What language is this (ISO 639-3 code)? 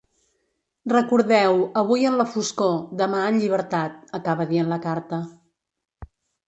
cat